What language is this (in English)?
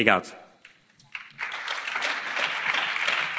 German